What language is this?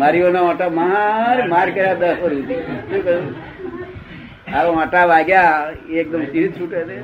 Gujarati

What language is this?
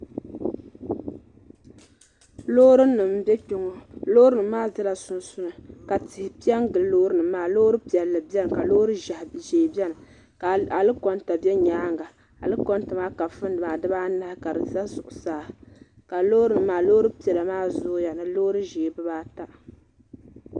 Dagbani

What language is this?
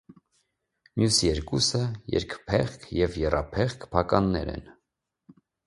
Armenian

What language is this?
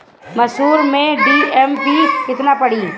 Bhojpuri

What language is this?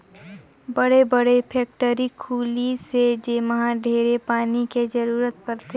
Chhattisgarhi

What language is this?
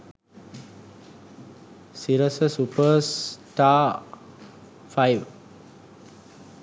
Sinhala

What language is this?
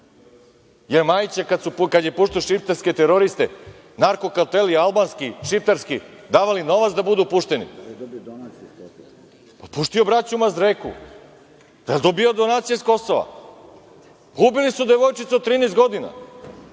Serbian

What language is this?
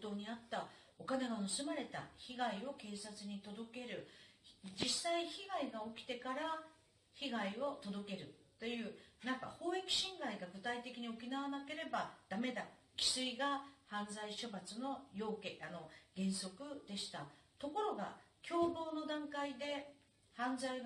Japanese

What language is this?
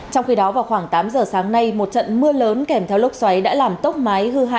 Vietnamese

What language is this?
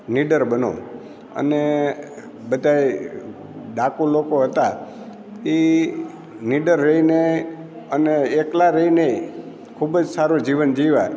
Gujarati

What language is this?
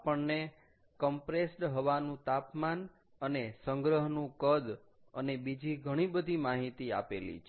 Gujarati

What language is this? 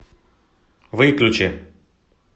Russian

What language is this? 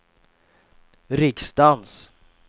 Swedish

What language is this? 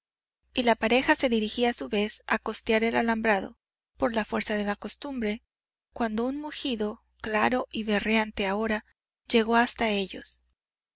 Spanish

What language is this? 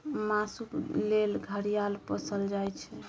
Maithili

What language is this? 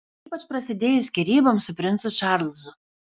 Lithuanian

